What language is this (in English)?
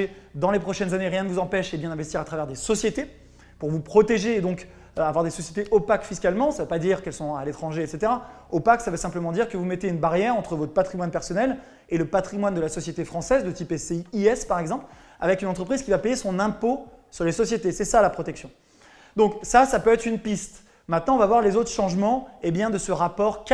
French